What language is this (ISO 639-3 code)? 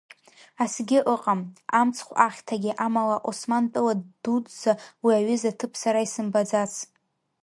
abk